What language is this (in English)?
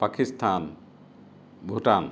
Assamese